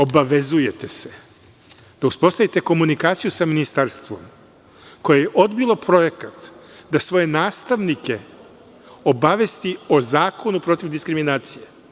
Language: Serbian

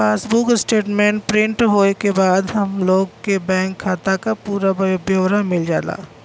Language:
Bhojpuri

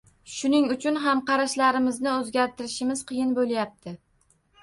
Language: Uzbek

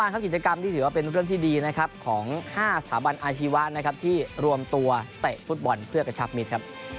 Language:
Thai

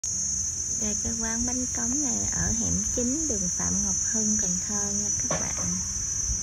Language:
Vietnamese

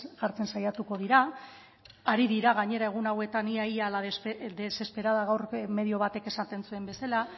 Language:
Basque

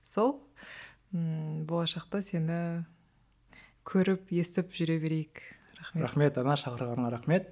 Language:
Kazakh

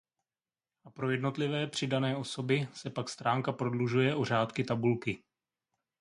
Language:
Czech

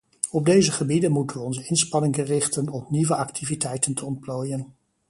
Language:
Dutch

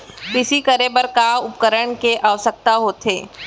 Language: Chhattisgarhi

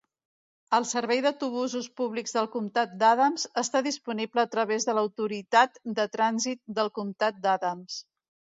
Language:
Catalan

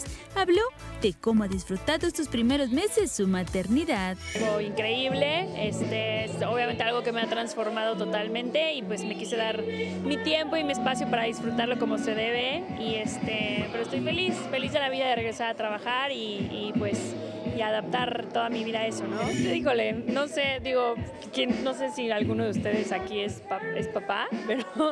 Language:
Spanish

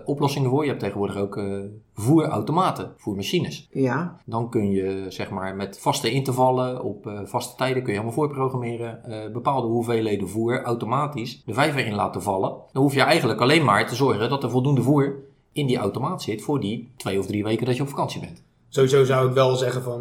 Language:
Dutch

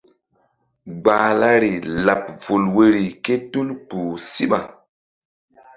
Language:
Mbum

